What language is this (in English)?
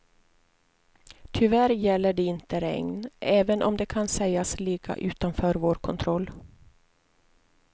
Swedish